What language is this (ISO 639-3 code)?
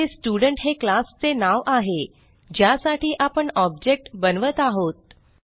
mar